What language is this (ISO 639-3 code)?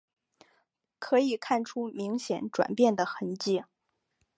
zho